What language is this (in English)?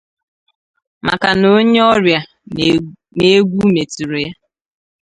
Igbo